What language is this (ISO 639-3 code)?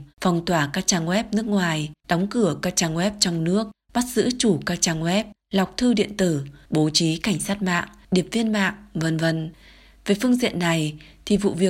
vie